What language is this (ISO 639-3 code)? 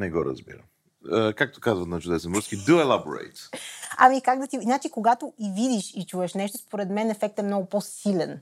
bul